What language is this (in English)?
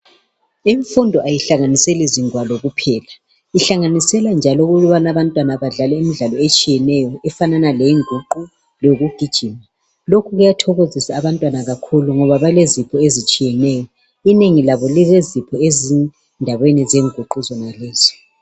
North Ndebele